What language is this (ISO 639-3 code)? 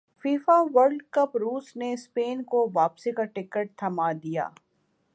urd